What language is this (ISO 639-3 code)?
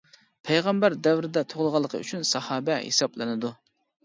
uig